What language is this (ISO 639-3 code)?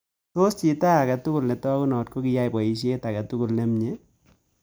kln